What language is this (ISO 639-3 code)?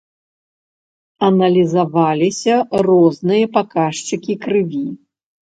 bel